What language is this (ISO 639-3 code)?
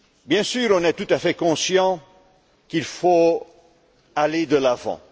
fra